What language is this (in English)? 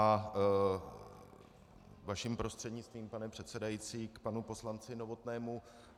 Czech